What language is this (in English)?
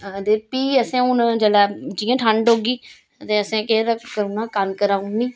Dogri